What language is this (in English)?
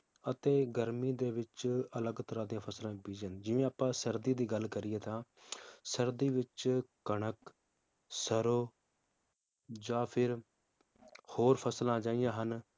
Punjabi